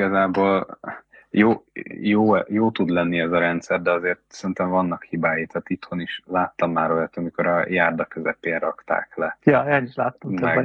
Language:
Hungarian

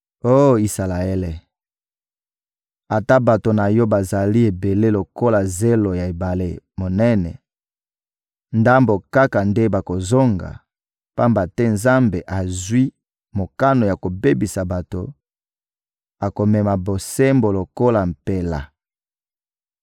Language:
Lingala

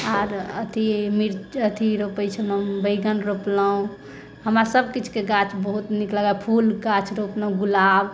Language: Maithili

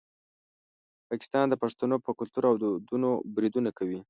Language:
Pashto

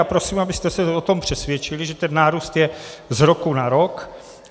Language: Czech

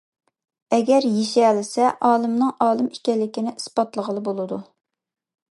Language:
Uyghur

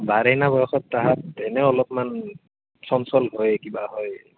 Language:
Assamese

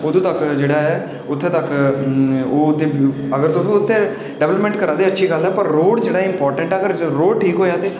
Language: Dogri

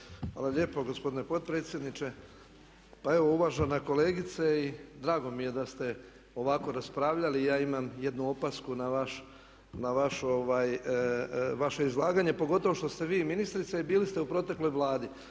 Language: Croatian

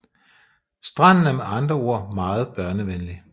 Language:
Danish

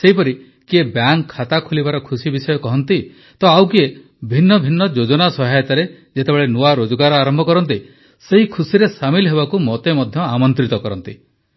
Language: Odia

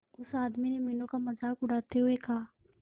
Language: Hindi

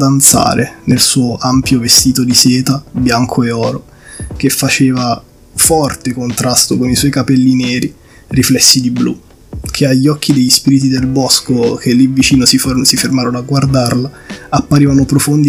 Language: Italian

